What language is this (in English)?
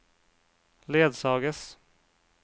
Norwegian